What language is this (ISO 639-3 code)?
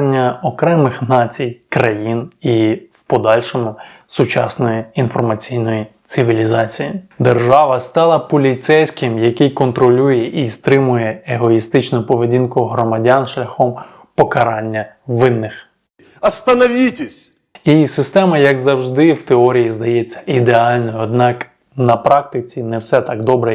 ukr